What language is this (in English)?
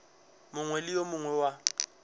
Northern Sotho